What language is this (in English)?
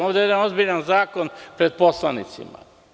Serbian